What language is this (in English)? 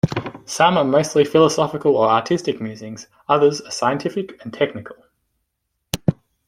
English